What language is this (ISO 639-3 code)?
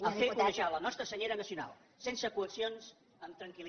cat